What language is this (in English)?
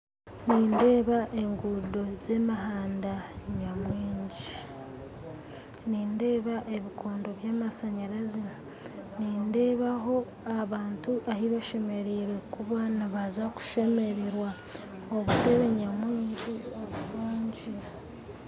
Nyankole